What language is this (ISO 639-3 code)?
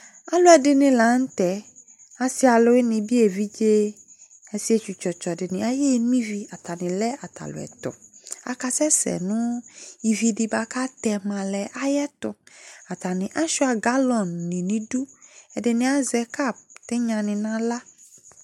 kpo